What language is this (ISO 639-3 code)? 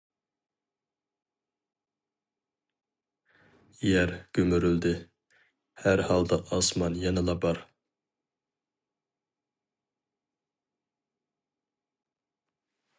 uig